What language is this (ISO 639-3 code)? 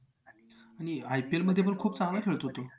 mar